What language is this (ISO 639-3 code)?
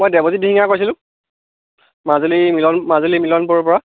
asm